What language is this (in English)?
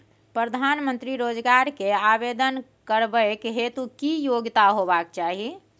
Maithili